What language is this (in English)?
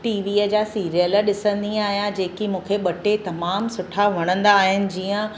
Sindhi